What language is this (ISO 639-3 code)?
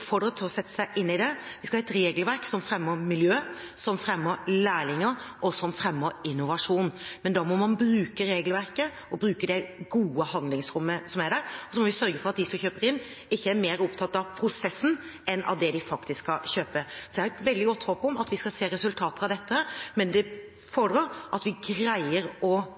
nob